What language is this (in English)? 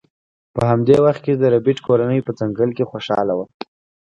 Pashto